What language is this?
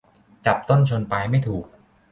Thai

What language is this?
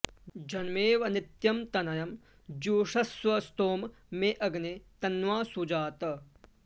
Sanskrit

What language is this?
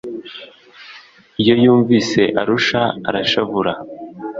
Kinyarwanda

